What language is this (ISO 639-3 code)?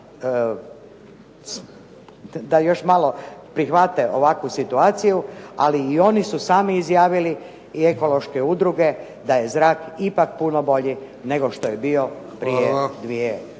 hrv